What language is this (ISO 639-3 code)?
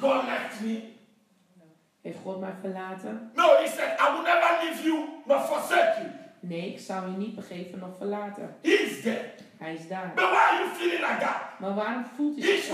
nld